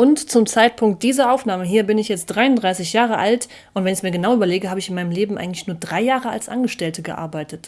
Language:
German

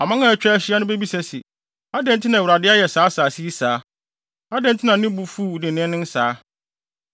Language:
Akan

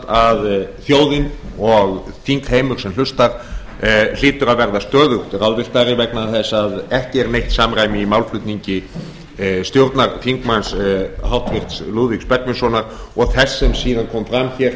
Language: Icelandic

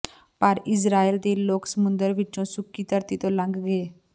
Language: Punjabi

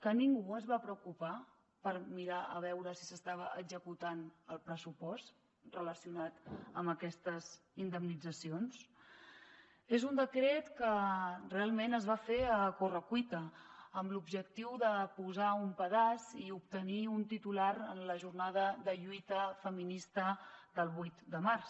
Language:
Catalan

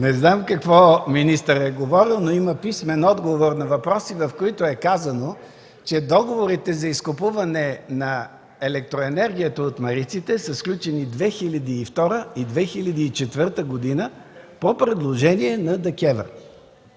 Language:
Bulgarian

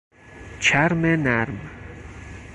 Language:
Persian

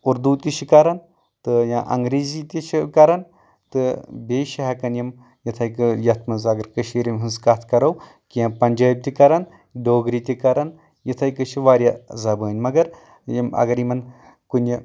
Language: Kashmiri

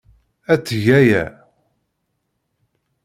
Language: Kabyle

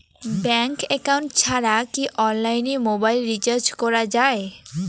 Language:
Bangla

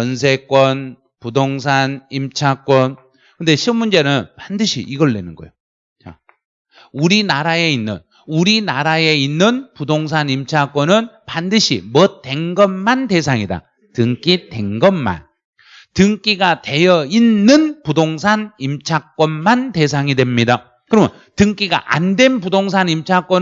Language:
Korean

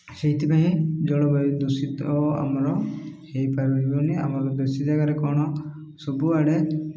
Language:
Odia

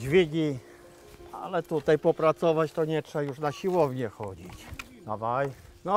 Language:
Polish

